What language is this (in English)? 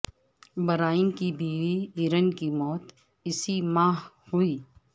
Urdu